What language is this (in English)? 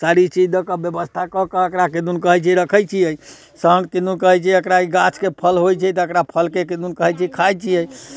Maithili